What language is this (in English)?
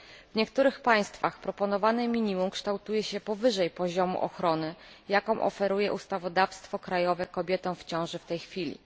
Polish